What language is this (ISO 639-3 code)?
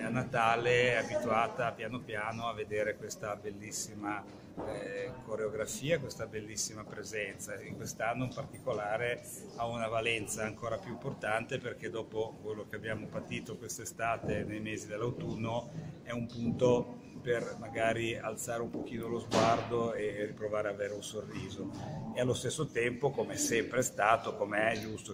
ita